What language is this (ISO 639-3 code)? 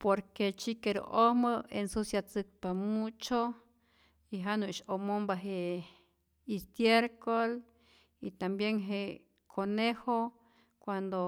zor